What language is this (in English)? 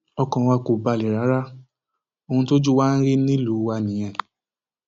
Yoruba